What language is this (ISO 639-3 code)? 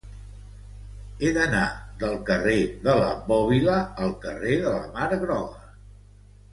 cat